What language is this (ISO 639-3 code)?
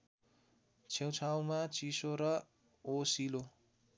nep